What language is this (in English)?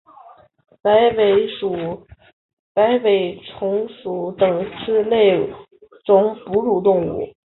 Chinese